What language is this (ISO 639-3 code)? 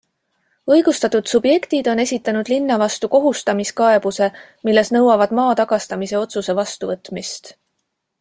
est